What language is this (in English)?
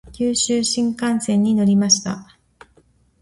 Japanese